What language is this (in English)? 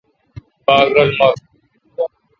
Kalkoti